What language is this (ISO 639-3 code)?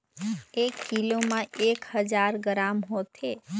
hne